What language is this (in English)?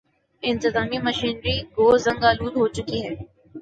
Urdu